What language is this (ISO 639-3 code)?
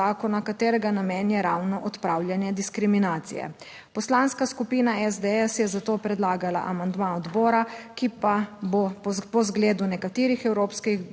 slv